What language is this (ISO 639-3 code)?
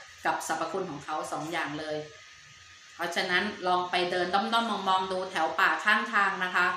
tha